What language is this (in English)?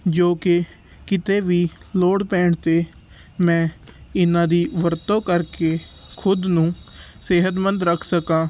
Punjabi